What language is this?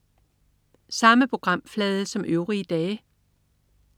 Danish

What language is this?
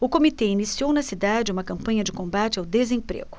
Portuguese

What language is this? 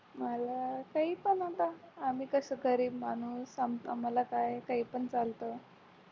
Marathi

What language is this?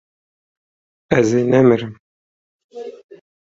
Kurdish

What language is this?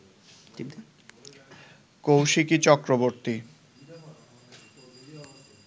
Bangla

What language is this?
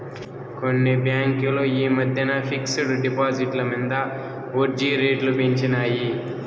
Telugu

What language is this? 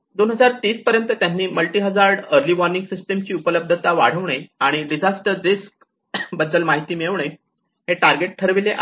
Marathi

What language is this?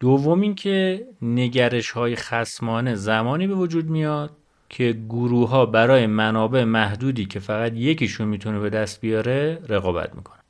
Persian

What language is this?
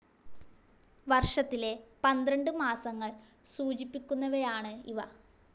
Malayalam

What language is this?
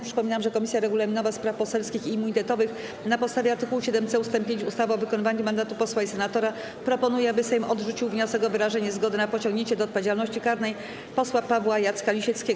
Polish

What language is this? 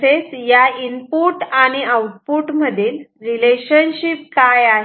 Marathi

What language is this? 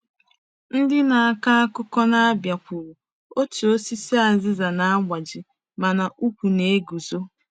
Igbo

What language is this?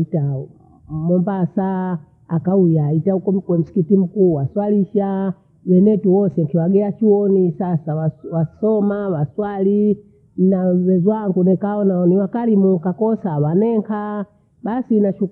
Bondei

